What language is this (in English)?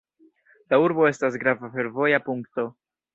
Esperanto